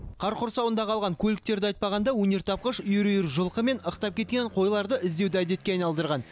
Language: Kazakh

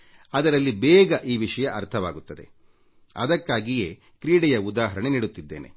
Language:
Kannada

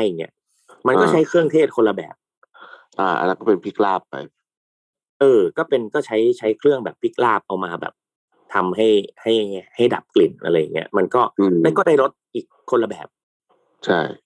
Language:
Thai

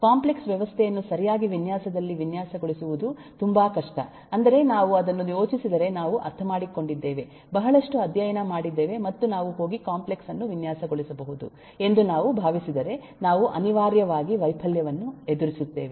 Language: Kannada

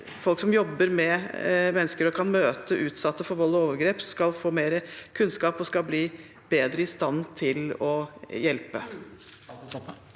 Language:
Norwegian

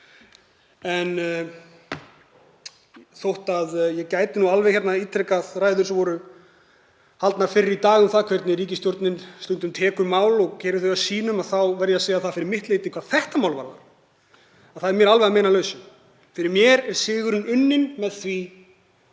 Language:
Icelandic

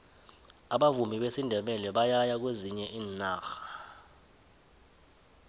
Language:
South Ndebele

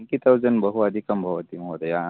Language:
Sanskrit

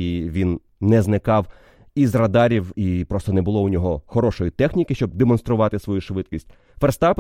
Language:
Ukrainian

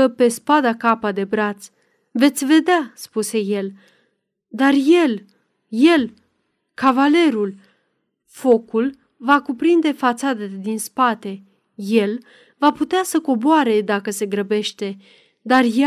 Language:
Romanian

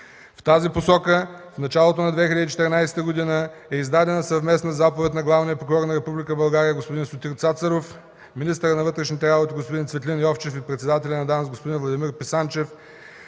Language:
Bulgarian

